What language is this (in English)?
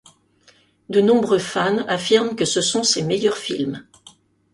French